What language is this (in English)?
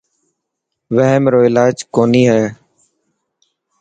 Dhatki